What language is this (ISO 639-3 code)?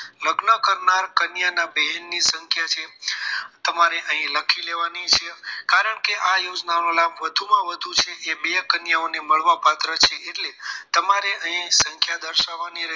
guj